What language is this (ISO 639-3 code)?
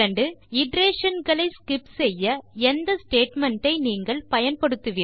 tam